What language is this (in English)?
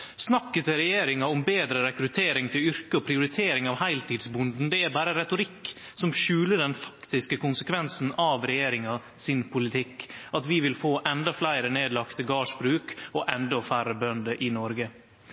Norwegian Nynorsk